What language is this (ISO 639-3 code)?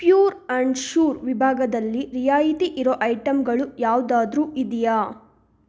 kan